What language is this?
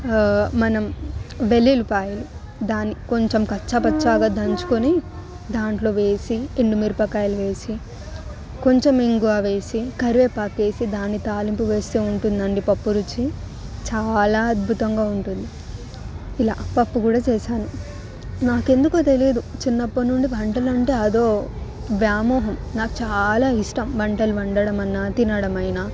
Telugu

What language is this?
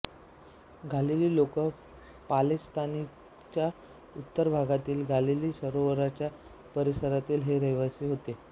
Marathi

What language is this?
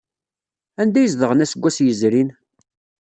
Kabyle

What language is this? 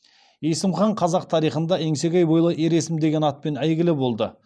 Kazakh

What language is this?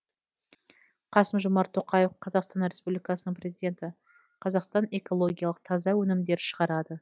Kazakh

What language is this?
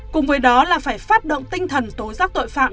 Vietnamese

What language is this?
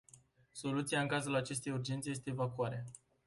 Romanian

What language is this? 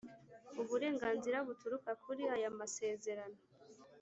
Kinyarwanda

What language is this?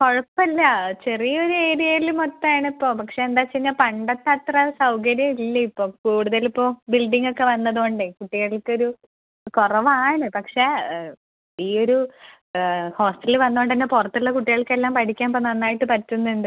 Malayalam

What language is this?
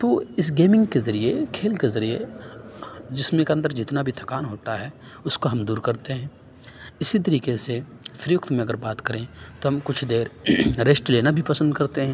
Urdu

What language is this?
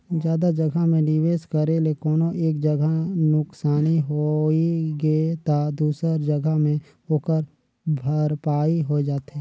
Chhattisgarhi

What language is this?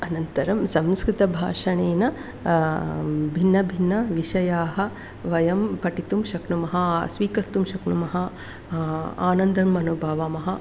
Sanskrit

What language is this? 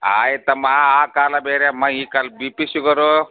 Kannada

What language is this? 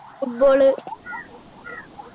Malayalam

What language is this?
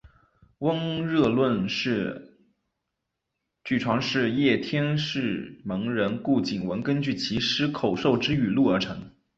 Chinese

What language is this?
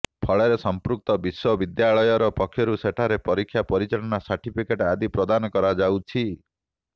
Odia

